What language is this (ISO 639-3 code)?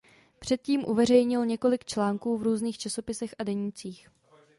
ces